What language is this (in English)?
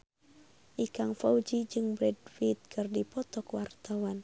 Sundanese